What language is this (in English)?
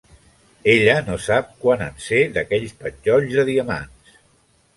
Catalan